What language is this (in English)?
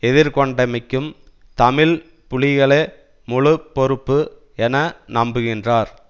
Tamil